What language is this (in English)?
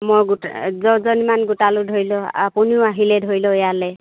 Assamese